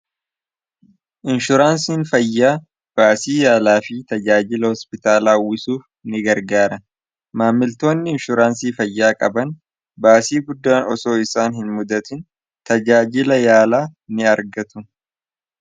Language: Oromo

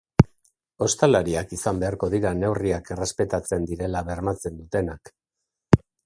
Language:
Basque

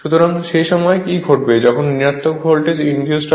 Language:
Bangla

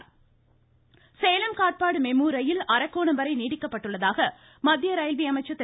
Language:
Tamil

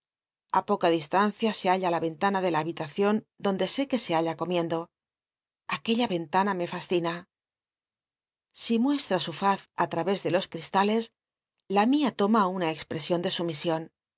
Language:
Spanish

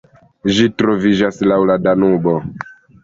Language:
Esperanto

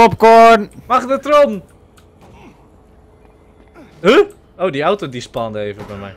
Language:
Dutch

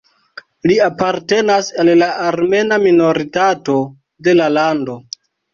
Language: Esperanto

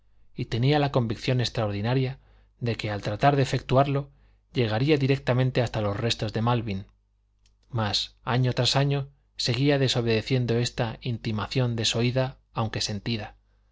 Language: Spanish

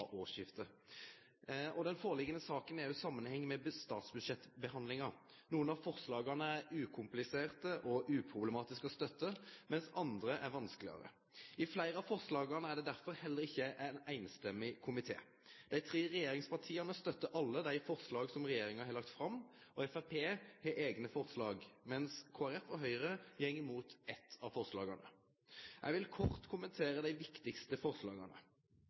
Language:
Norwegian Nynorsk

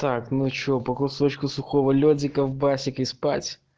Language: Russian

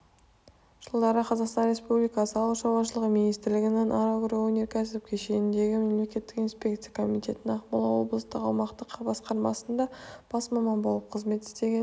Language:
Kazakh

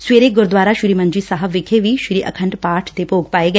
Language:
Punjabi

